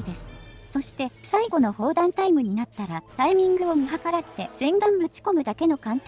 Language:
Japanese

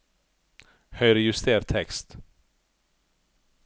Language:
Norwegian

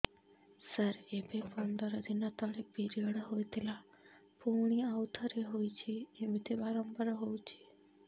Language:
Odia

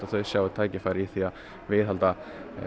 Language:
Icelandic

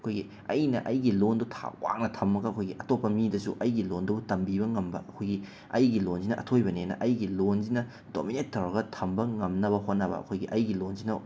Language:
Manipuri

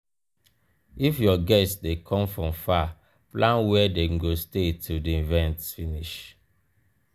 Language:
Nigerian Pidgin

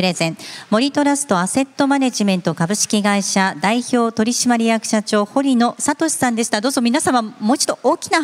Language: Japanese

